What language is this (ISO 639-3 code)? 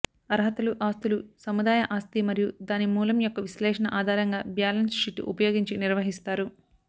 tel